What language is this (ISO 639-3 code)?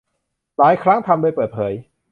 tha